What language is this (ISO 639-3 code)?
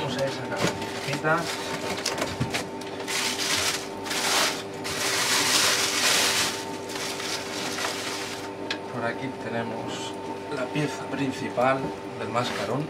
spa